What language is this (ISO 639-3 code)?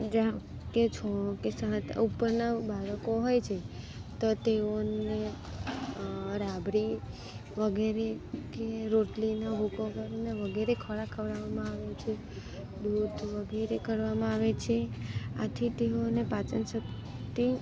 guj